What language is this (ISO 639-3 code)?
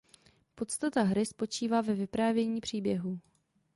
ces